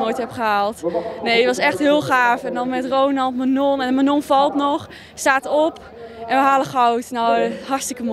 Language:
Dutch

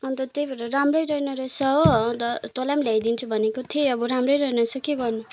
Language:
Nepali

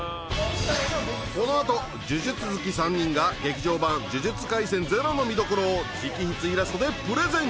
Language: Japanese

